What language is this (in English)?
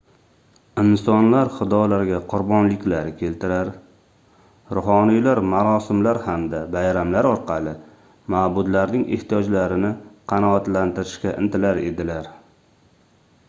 Uzbek